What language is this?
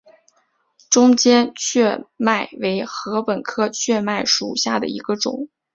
Chinese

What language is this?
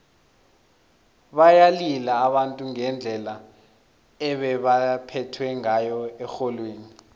South Ndebele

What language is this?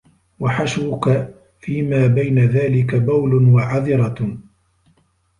Arabic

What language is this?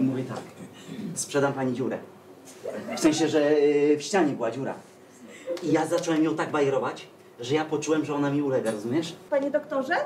Polish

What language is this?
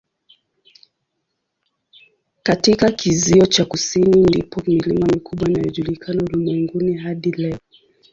Swahili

